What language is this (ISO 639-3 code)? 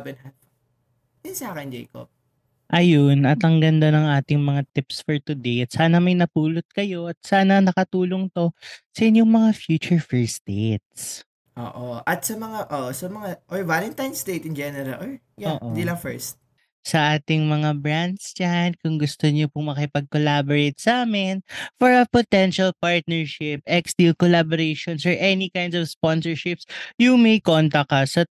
fil